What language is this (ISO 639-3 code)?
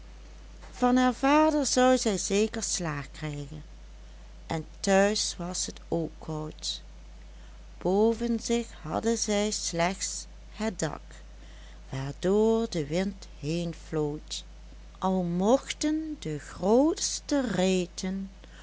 nld